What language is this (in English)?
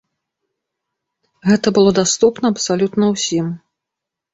Belarusian